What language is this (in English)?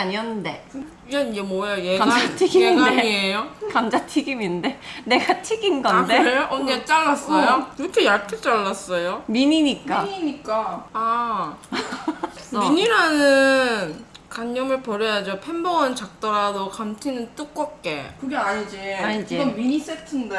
Korean